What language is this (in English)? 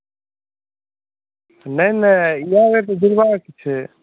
Maithili